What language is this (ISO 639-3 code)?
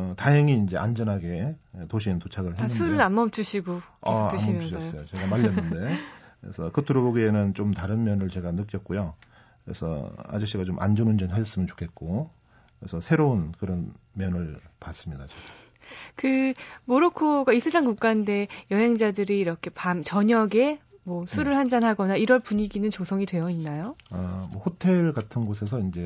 kor